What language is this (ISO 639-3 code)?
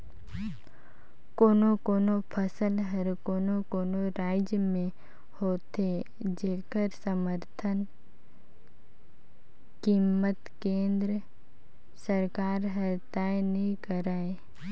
hne